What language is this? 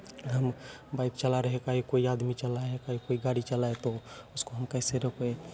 Hindi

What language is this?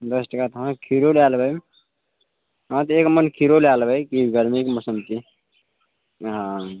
Maithili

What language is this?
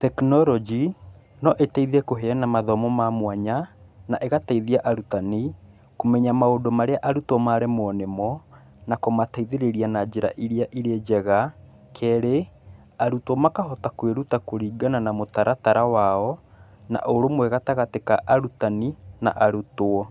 Kikuyu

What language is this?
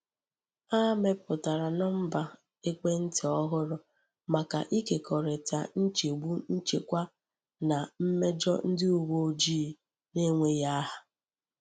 Igbo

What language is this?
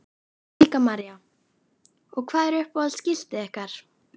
Icelandic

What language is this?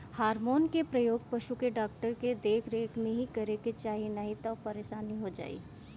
Bhojpuri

